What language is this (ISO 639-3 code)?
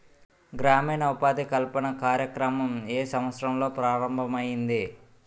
tel